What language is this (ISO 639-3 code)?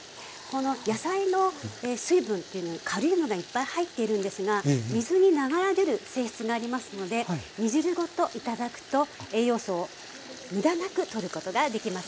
jpn